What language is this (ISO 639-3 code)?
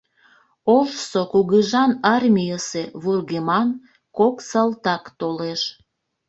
chm